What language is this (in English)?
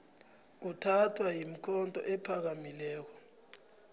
South Ndebele